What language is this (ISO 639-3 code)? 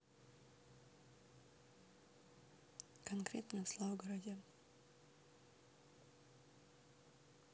rus